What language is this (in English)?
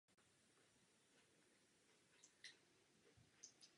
Czech